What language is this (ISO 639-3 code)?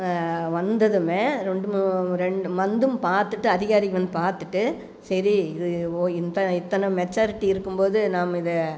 tam